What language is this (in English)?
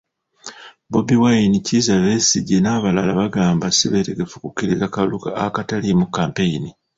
Ganda